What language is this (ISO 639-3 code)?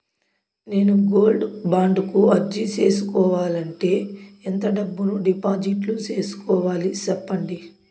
tel